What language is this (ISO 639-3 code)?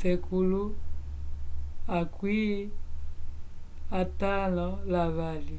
umb